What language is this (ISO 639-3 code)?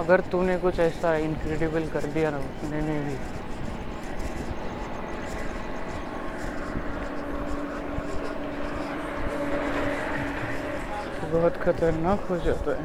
mar